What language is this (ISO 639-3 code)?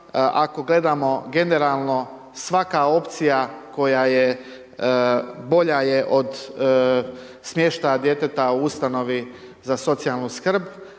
hrv